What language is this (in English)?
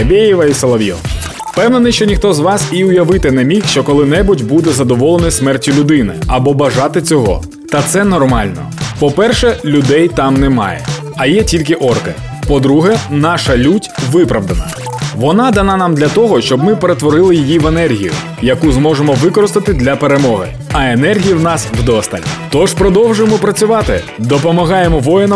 Ukrainian